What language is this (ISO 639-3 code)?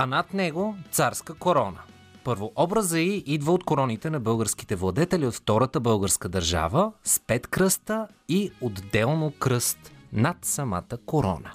bul